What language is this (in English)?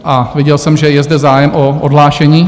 Czech